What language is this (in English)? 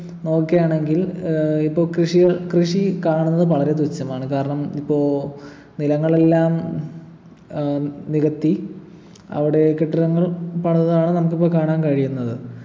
Malayalam